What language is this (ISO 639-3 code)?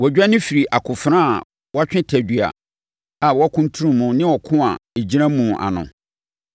aka